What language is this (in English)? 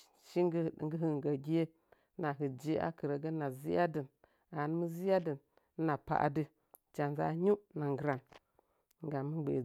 Nzanyi